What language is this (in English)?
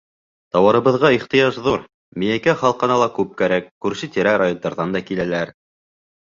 Bashkir